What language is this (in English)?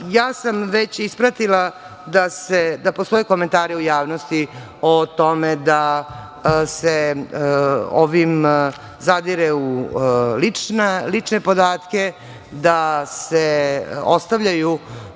Serbian